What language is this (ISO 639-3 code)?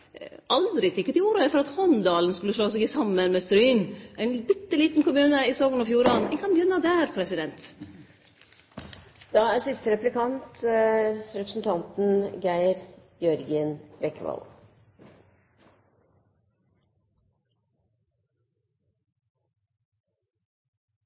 nno